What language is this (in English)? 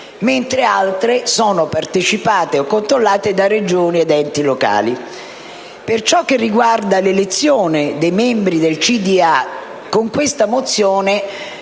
Italian